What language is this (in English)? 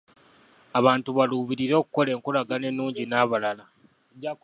Ganda